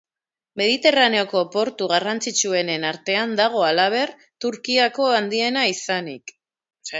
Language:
Basque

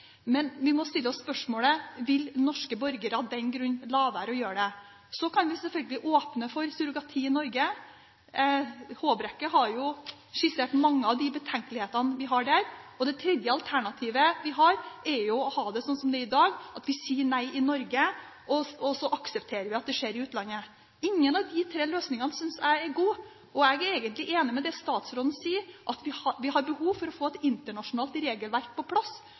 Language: Norwegian Bokmål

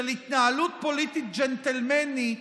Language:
Hebrew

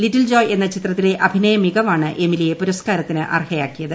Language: Malayalam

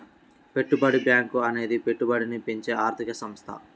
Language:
Telugu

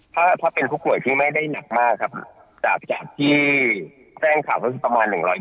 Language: Thai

